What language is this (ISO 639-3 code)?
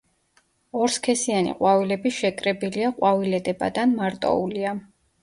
kat